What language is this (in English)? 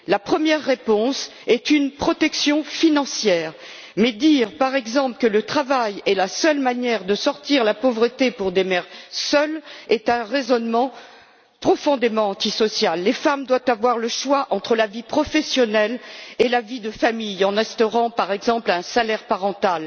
French